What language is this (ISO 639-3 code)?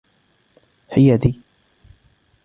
ara